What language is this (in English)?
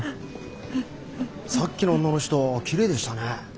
Japanese